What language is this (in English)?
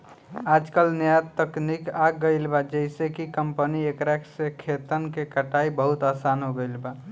Bhojpuri